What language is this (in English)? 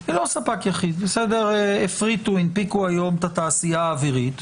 Hebrew